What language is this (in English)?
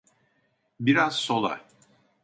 Turkish